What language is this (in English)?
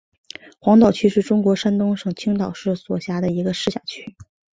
Chinese